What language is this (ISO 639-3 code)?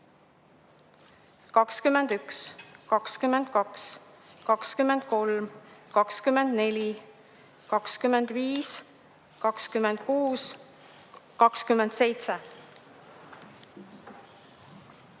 est